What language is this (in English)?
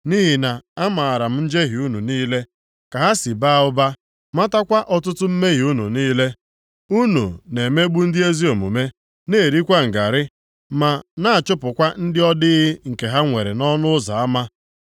Igbo